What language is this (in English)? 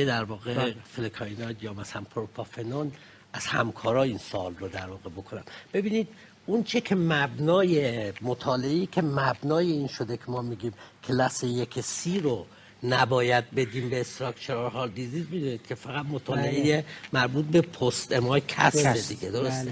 Persian